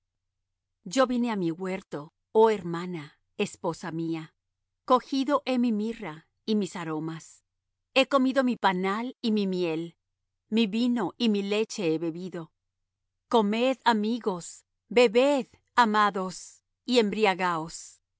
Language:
Spanish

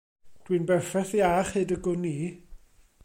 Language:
Welsh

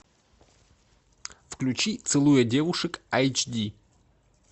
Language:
Russian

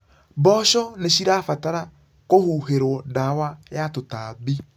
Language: Kikuyu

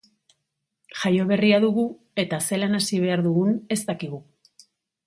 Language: Basque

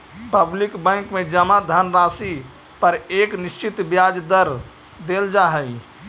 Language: Magahi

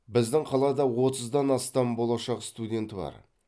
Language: Kazakh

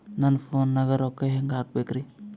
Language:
Kannada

